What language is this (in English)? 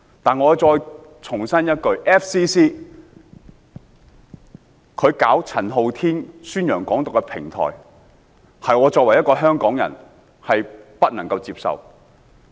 Cantonese